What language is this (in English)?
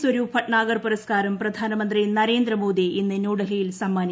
Malayalam